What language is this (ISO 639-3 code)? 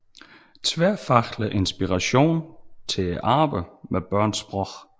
dan